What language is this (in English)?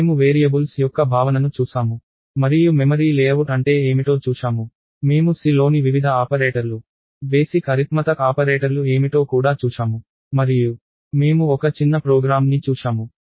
Telugu